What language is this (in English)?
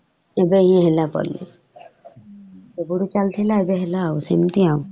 Odia